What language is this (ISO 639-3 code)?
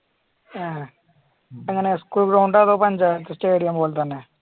mal